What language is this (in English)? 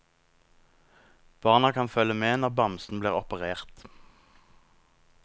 Norwegian